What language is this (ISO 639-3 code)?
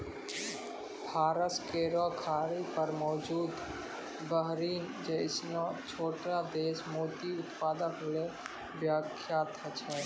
mai